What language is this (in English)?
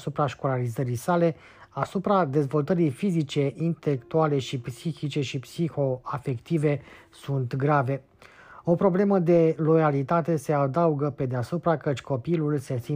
Romanian